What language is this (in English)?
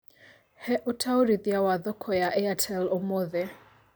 Kikuyu